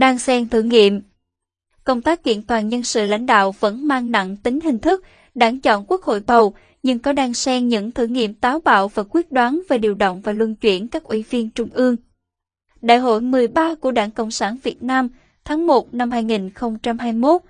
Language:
Vietnamese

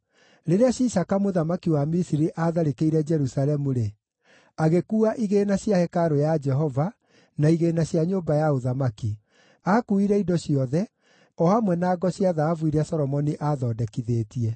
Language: Kikuyu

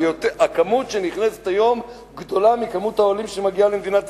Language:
Hebrew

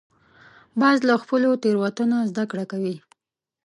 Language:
Pashto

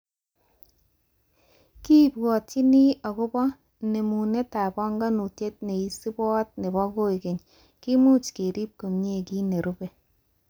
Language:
Kalenjin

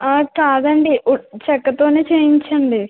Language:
Telugu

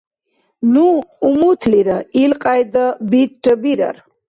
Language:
Dargwa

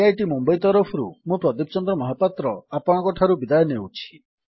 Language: Odia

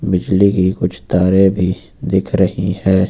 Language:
Hindi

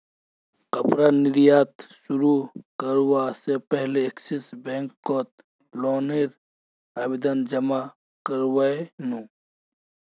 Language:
Magahi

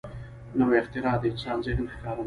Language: Pashto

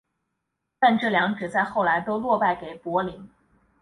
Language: Chinese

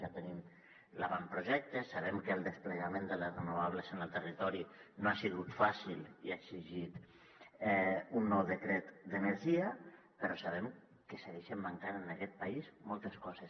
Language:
Catalan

